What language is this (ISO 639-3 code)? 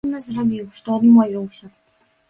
bel